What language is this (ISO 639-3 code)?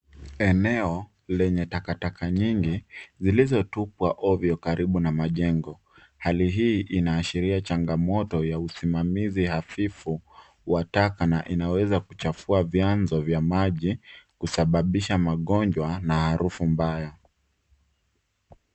swa